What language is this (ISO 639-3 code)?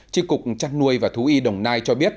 vie